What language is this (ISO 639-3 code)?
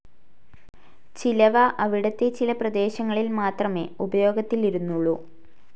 mal